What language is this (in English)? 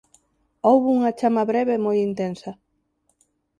Galician